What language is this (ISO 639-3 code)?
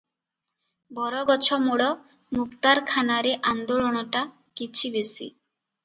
ori